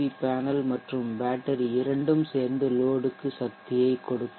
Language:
Tamil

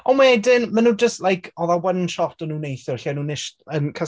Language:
Welsh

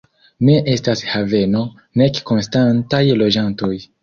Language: Esperanto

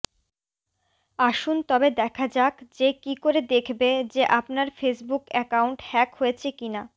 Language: Bangla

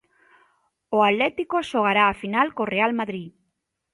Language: Galician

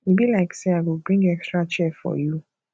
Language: Nigerian Pidgin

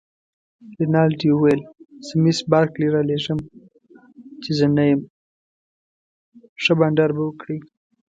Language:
Pashto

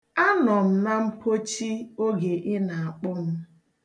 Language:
Igbo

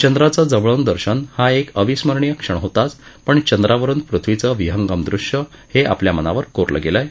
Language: Marathi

